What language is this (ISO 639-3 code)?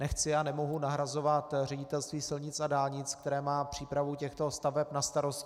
ces